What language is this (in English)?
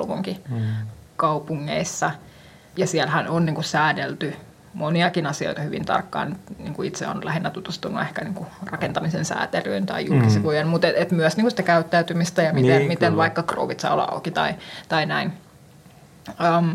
Finnish